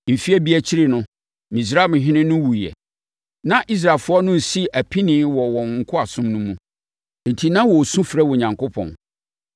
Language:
Akan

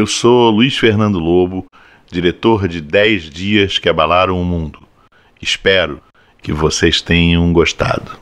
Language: Portuguese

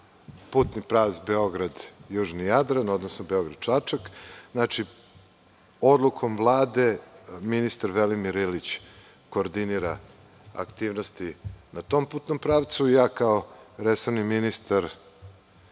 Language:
Serbian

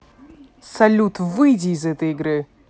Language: Russian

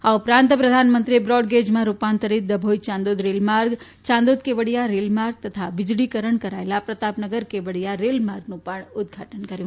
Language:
Gujarati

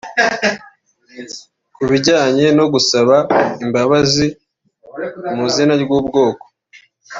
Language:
Kinyarwanda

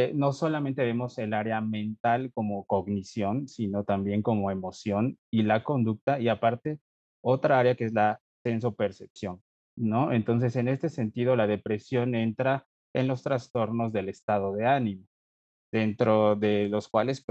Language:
Spanish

